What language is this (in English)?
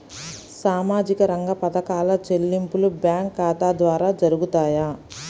Telugu